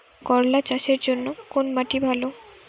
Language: Bangla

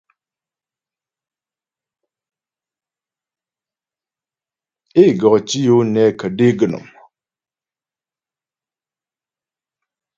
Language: Ghomala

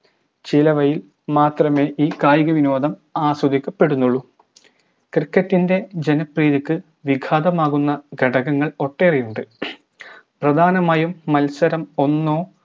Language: Malayalam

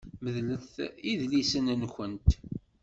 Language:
Kabyle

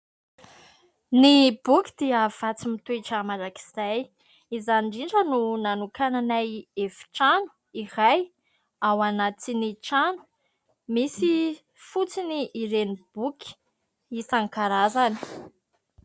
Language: Malagasy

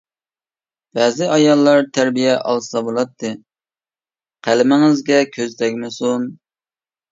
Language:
Uyghur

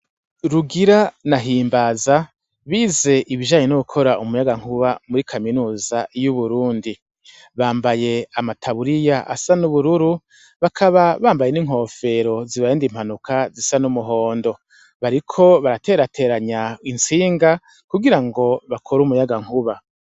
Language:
Rundi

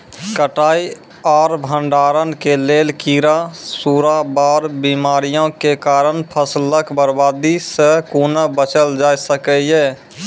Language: Maithili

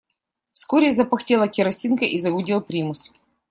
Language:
Russian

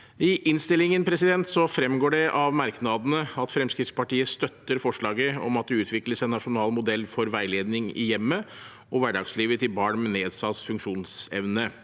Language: Norwegian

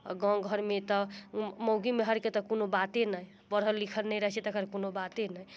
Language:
Maithili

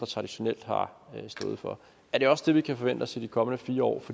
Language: Danish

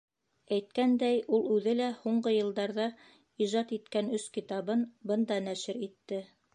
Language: Bashkir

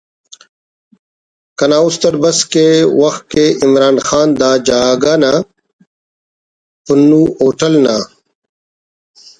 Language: Brahui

